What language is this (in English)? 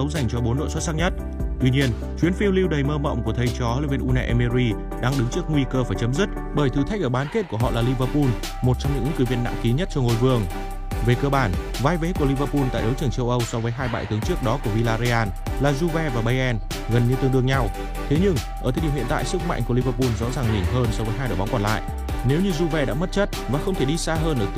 Vietnamese